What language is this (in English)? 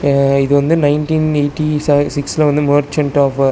Tamil